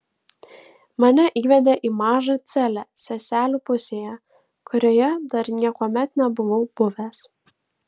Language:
Lithuanian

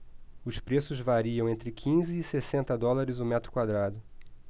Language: Portuguese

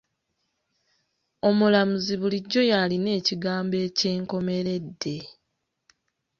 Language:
Ganda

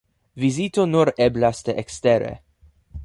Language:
Esperanto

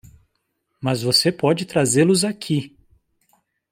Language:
Portuguese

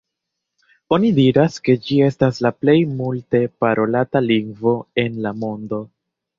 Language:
Esperanto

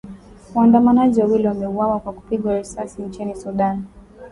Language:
Swahili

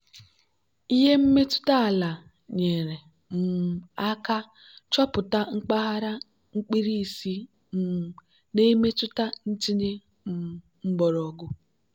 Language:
Igbo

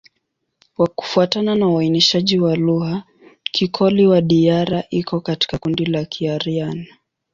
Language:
Swahili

